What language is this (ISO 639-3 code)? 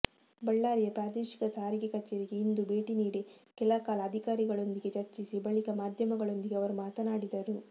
kan